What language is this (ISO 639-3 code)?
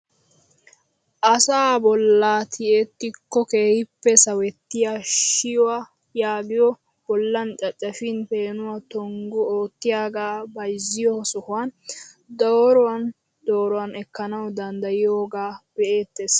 wal